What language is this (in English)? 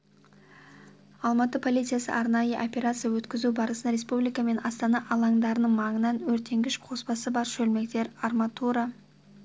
Kazakh